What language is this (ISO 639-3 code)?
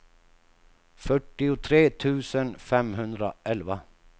swe